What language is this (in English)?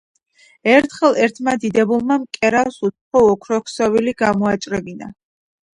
Georgian